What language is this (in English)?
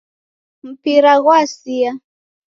Taita